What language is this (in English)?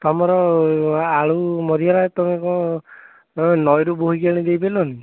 Odia